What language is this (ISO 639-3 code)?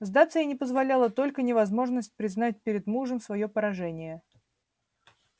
rus